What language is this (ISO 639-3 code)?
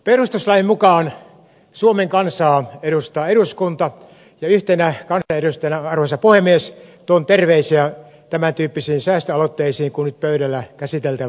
fin